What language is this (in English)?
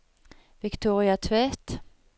Norwegian